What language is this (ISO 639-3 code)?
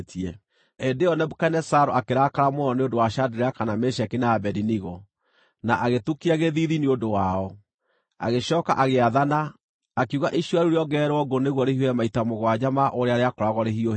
kik